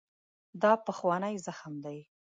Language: Pashto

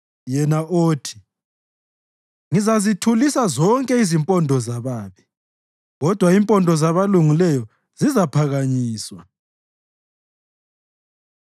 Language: North Ndebele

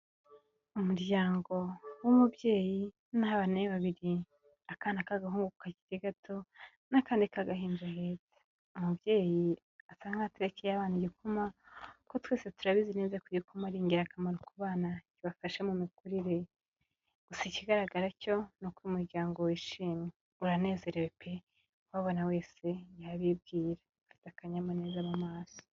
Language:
Kinyarwanda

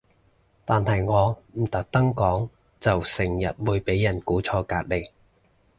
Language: Cantonese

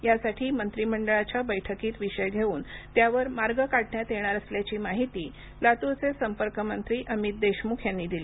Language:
Marathi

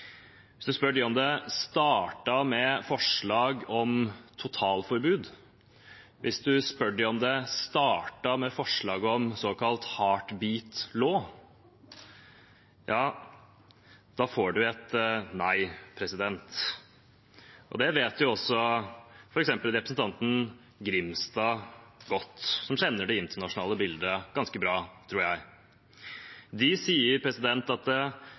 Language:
Norwegian Bokmål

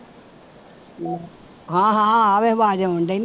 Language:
Punjabi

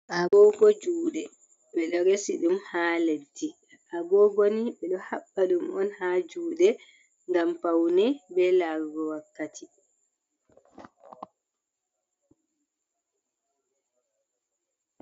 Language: Fula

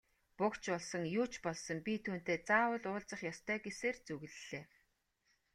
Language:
Mongolian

